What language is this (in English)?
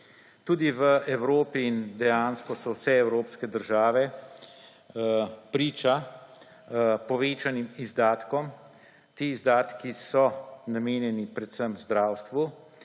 Slovenian